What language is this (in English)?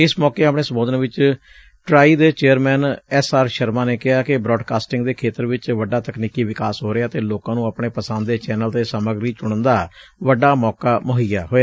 Punjabi